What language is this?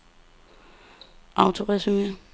Danish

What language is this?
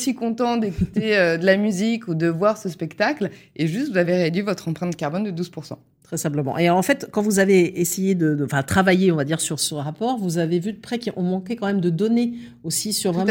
French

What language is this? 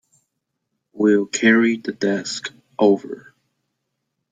English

